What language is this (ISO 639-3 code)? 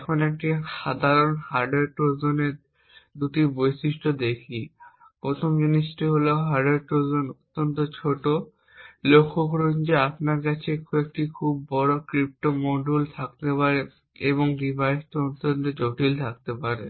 ben